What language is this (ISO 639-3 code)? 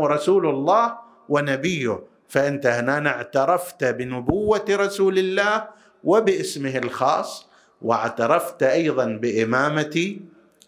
ara